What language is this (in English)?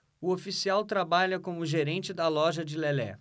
Portuguese